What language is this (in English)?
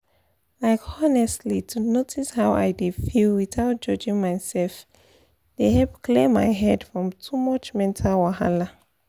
Nigerian Pidgin